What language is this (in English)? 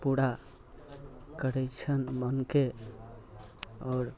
Maithili